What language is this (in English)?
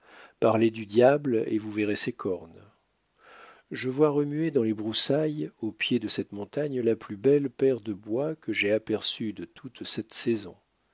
French